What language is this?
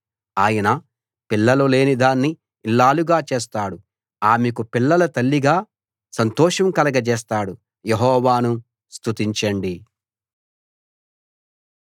Telugu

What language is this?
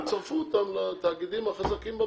Hebrew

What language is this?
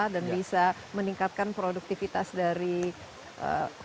Indonesian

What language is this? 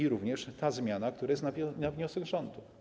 Polish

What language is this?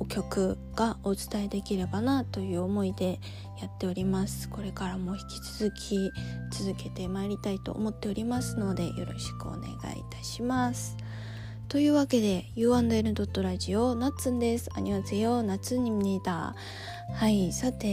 Japanese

